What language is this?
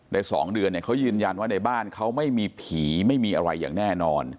Thai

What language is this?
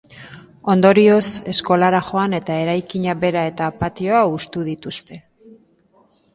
Basque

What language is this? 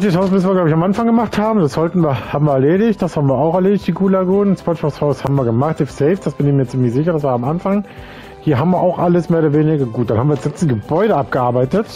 German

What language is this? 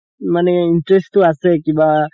Assamese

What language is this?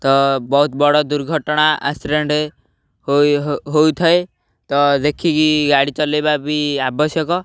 Odia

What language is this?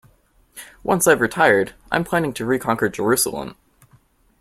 English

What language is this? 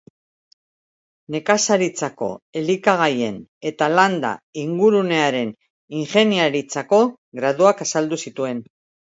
Basque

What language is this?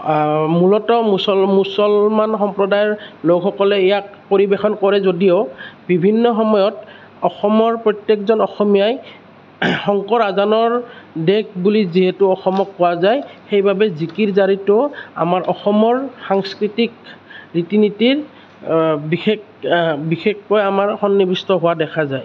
Assamese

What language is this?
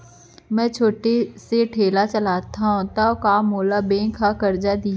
Chhattisgarhi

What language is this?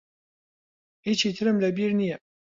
Central Kurdish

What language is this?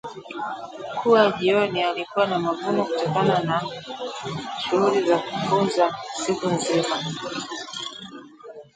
Swahili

